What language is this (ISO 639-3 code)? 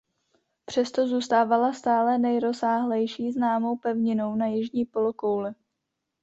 ces